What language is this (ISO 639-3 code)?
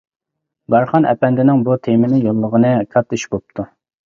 uig